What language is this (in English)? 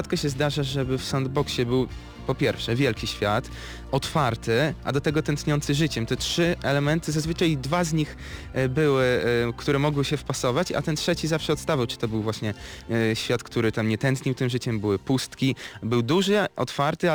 Polish